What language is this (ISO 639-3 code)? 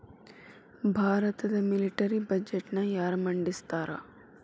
kan